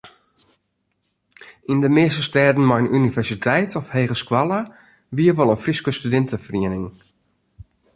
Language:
Western Frisian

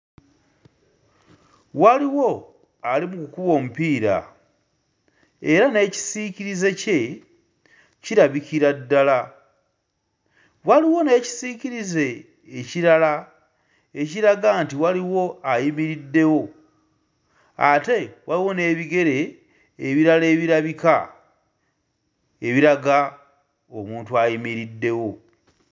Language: Ganda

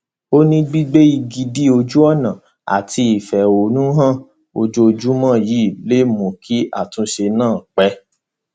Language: Yoruba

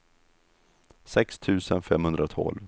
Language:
Swedish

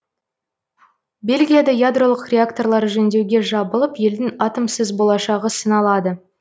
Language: Kazakh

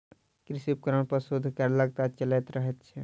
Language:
Maithili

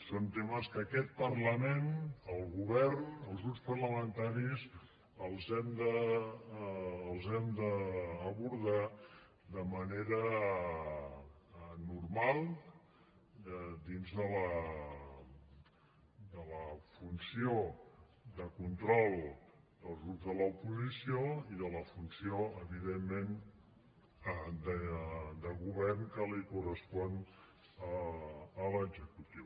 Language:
Catalan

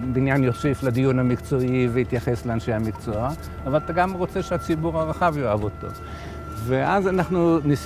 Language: Hebrew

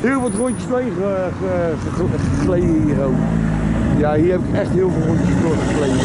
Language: Dutch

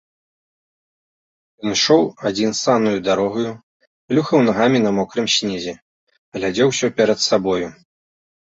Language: Belarusian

